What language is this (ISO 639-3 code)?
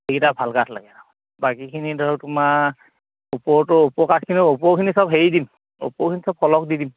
asm